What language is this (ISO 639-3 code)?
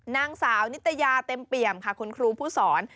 tha